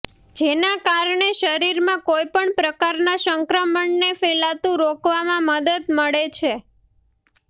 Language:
Gujarati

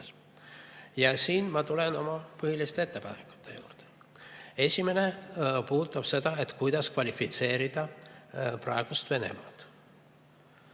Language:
Estonian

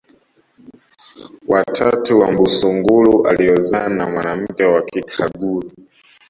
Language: Swahili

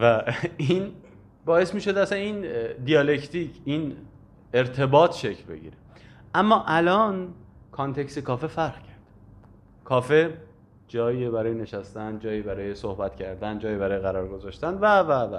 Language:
Persian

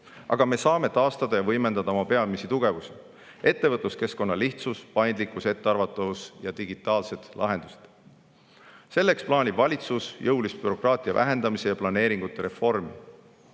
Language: Estonian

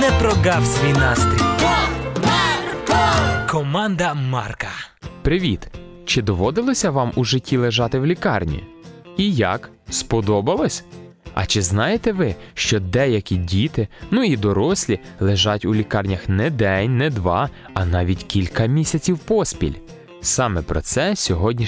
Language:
Ukrainian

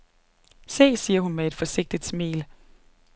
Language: Danish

